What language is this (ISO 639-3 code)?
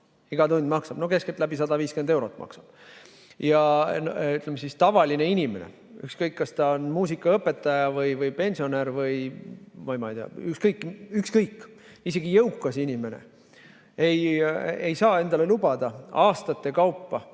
est